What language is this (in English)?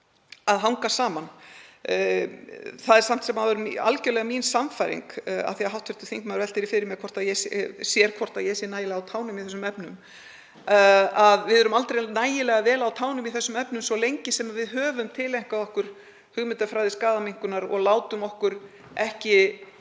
Icelandic